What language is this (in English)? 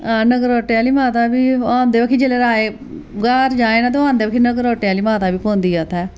Dogri